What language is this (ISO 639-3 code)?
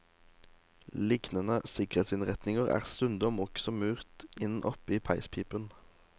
nor